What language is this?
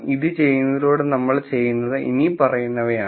Malayalam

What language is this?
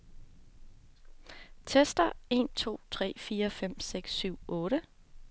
Danish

